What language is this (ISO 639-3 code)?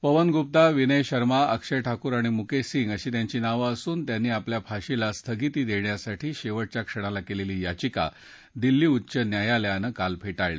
mar